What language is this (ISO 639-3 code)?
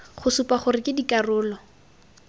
tsn